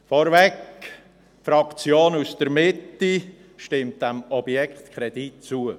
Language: Swiss German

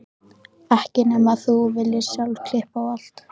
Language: Icelandic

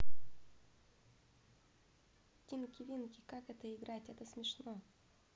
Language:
Russian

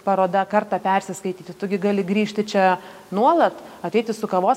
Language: Lithuanian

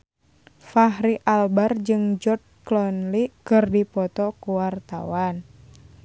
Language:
Sundanese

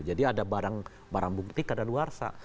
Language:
Indonesian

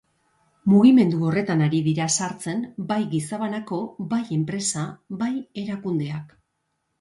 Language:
Basque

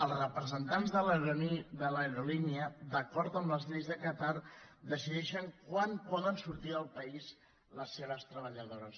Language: Catalan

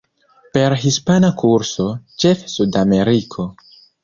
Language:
Esperanto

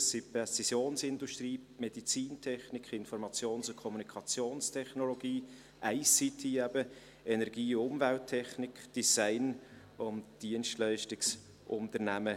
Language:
Swiss German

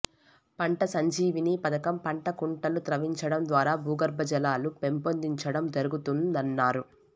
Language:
Telugu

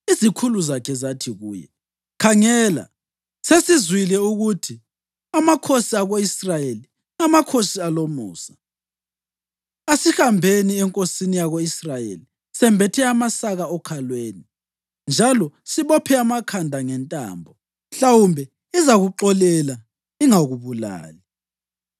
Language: North Ndebele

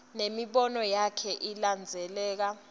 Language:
Swati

